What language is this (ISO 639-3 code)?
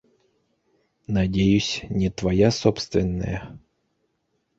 bak